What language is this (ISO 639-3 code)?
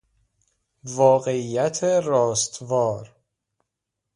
fas